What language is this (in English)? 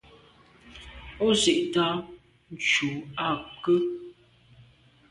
Medumba